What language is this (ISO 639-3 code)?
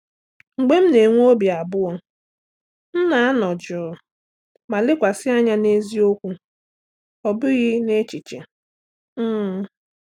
ibo